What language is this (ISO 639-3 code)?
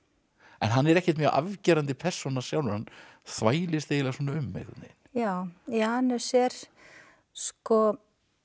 isl